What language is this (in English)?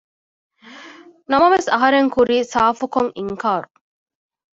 Divehi